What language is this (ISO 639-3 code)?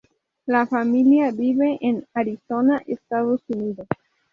spa